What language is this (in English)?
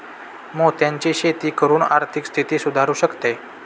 Marathi